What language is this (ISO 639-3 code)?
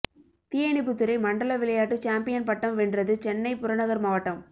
tam